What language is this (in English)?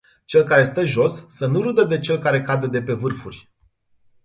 Romanian